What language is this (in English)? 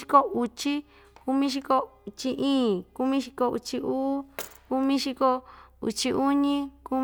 Ixtayutla Mixtec